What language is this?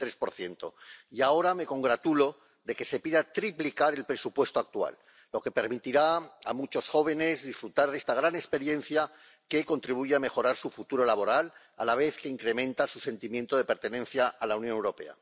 Spanish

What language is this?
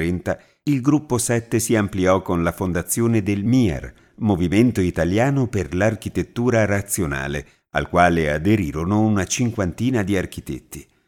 Italian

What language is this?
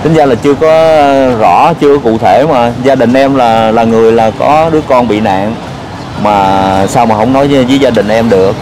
Vietnamese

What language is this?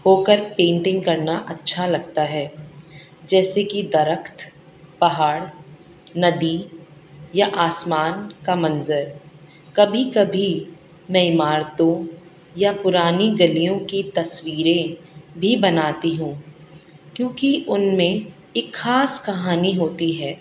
Urdu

